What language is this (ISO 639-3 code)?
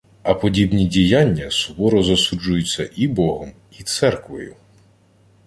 ukr